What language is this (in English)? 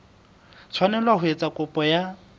Southern Sotho